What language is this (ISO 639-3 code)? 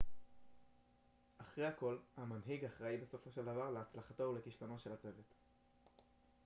heb